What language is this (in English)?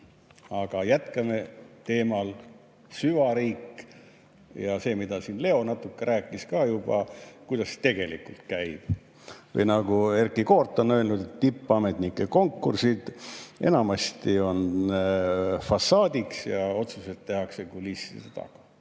Estonian